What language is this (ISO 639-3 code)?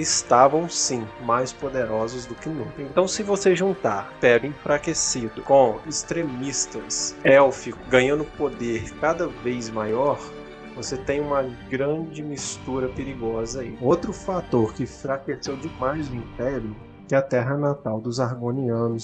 por